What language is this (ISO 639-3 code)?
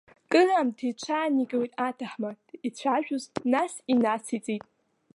abk